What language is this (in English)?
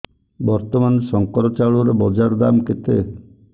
Odia